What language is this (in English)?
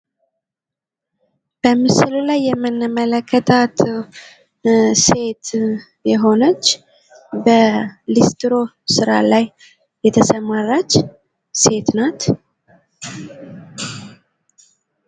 Amharic